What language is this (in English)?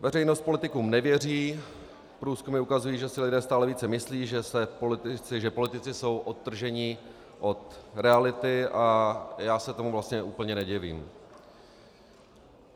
Czech